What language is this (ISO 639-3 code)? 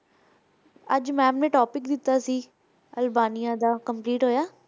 pan